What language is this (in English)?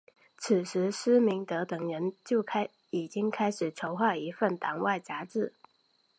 Chinese